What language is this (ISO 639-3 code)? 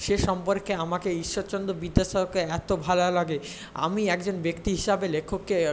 ben